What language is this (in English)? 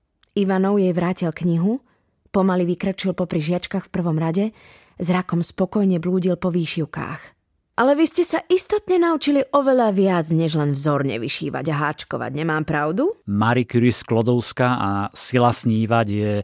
Slovak